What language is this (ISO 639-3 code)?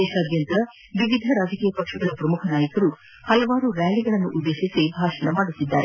kan